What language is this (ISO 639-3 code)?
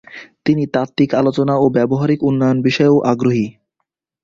ben